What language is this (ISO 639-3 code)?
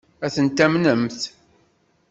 kab